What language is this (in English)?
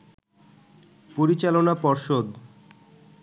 Bangla